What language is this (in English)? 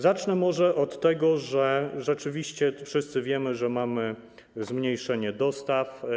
Polish